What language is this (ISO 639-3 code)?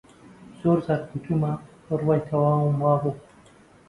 ckb